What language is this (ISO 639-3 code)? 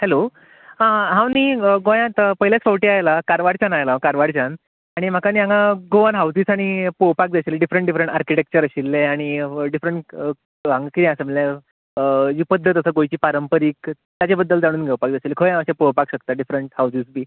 kok